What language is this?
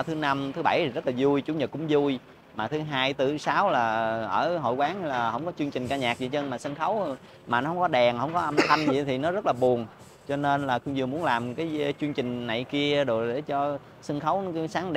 Vietnamese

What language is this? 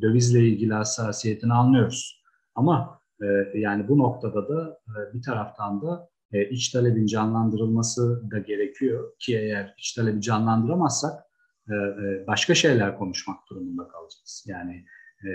Turkish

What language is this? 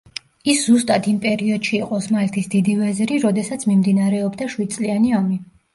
Georgian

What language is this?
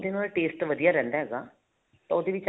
Punjabi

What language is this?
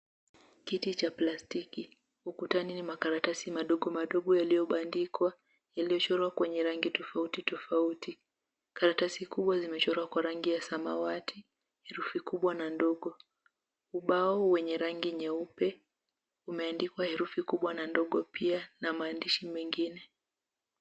Swahili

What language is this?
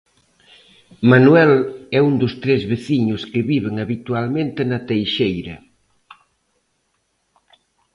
Galician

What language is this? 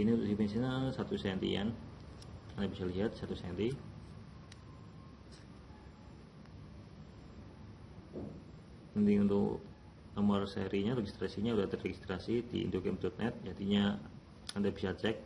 Indonesian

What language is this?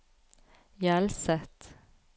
Norwegian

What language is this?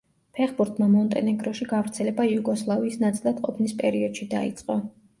Georgian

